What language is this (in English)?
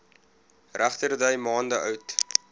Afrikaans